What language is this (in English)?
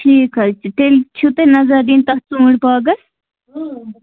Kashmiri